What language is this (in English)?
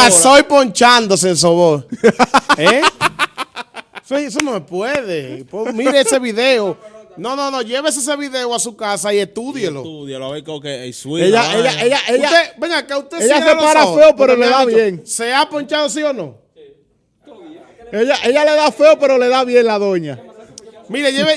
Spanish